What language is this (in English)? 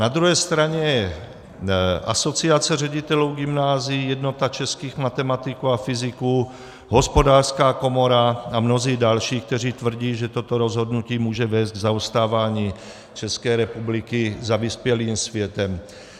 Czech